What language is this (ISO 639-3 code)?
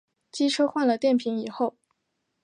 zho